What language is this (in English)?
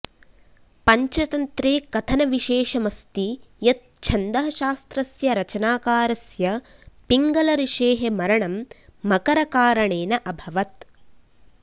Sanskrit